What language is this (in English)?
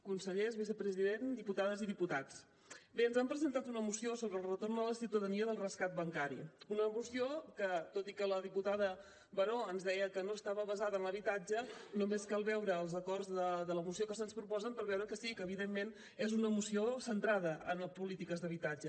Catalan